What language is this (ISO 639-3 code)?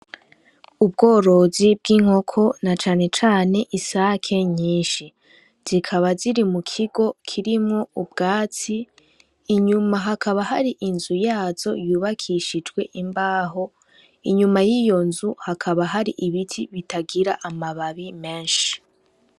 run